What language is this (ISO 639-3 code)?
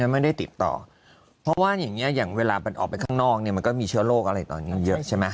tha